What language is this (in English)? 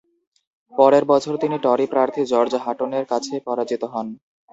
Bangla